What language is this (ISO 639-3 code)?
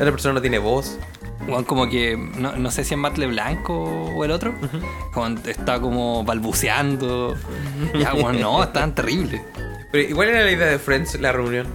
spa